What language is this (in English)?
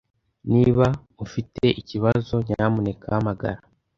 Kinyarwanda